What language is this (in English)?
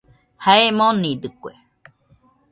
Nüpode Huitoto